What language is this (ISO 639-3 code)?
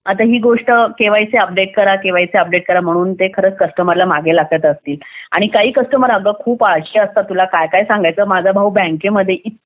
mar